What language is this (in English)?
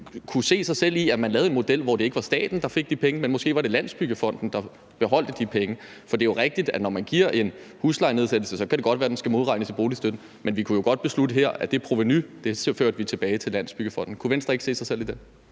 Danish